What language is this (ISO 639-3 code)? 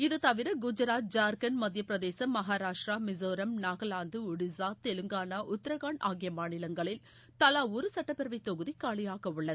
tam